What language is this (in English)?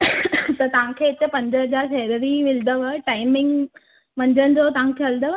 Sindhi